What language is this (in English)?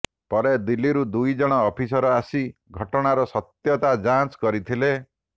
Odia